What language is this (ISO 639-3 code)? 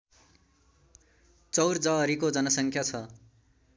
nep